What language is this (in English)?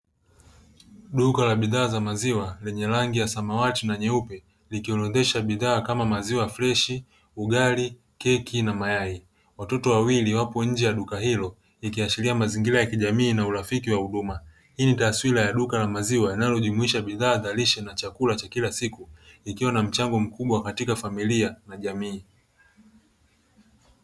Swahili